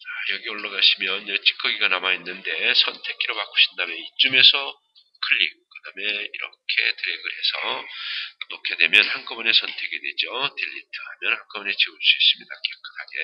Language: Korean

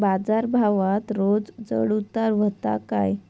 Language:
Marathi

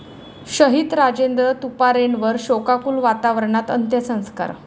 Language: Marathi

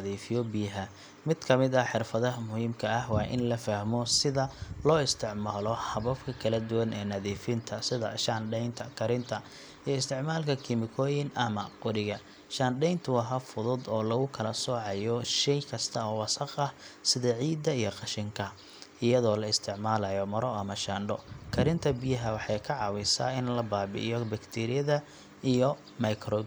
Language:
Somali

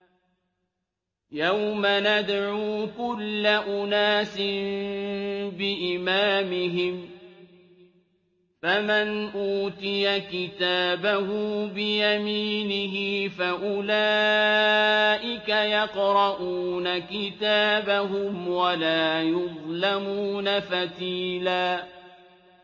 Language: Arabic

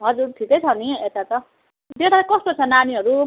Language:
Nepali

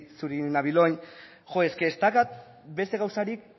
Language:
Basque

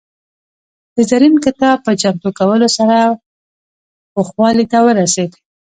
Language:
Pashto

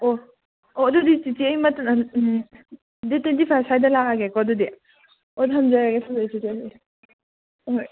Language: Manipuri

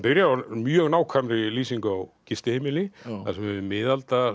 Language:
Icelandic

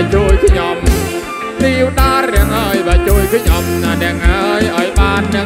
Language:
Thai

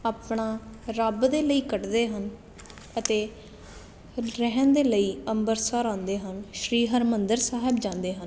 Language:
Punjabi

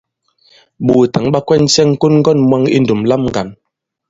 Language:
Bankon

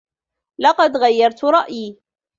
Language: Arabic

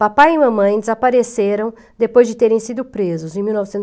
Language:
Portuguese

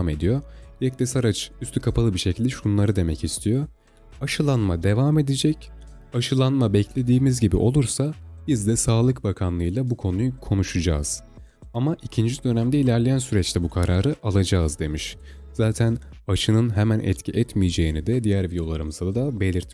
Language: Turkish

